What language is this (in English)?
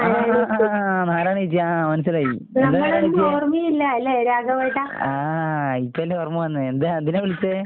Malayalam